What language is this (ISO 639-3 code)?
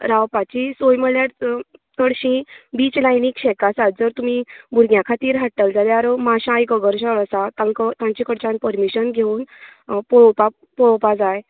kok